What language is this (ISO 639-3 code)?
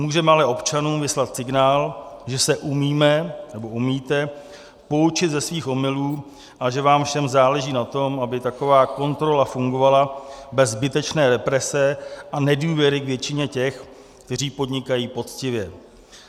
ces